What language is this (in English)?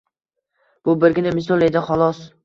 Uzbek